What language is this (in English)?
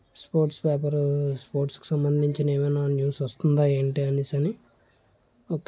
Telugu